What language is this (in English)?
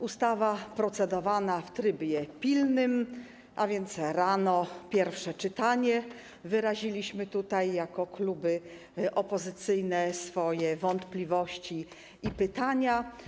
Polish